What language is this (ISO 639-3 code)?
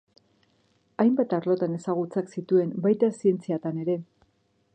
eus